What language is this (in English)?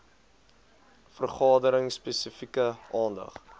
Afrikaans